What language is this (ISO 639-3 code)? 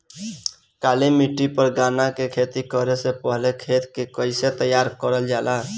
bho